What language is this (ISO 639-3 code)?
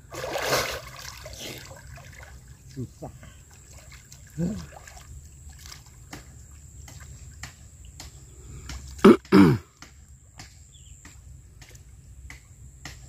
ind